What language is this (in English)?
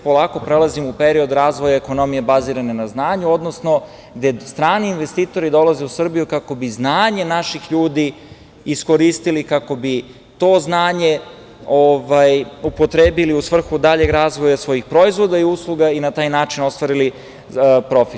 Serbian